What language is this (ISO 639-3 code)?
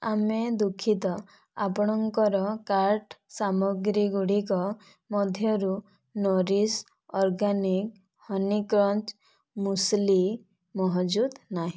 ori